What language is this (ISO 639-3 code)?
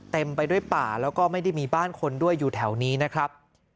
tha